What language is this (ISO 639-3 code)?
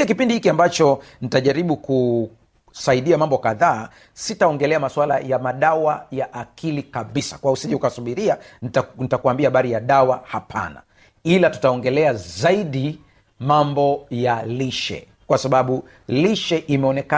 swa